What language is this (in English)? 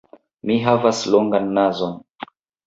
Esperanto